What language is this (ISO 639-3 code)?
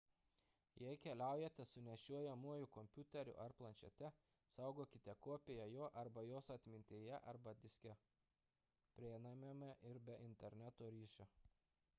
lit